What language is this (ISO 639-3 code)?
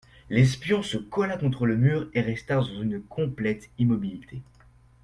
fra